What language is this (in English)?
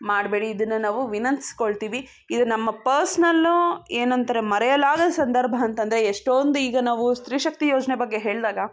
Kannada